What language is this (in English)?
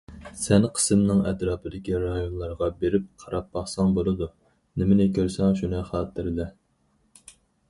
Uyghur